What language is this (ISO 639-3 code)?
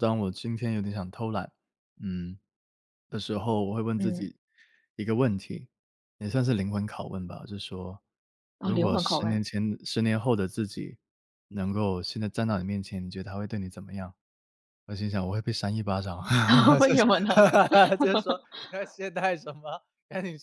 zho